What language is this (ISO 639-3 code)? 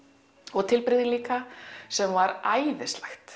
isl